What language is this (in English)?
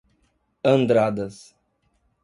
Portuguese